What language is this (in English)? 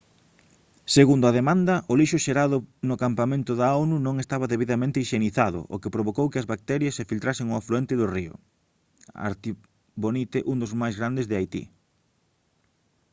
Galician